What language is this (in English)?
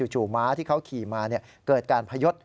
Thai